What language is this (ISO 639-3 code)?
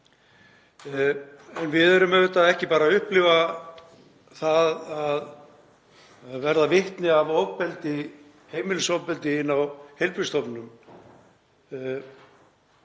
isl